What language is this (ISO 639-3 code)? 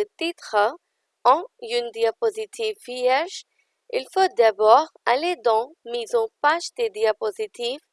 fra